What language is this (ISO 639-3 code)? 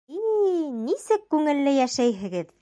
bak